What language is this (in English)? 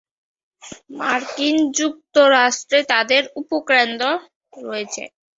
Bangla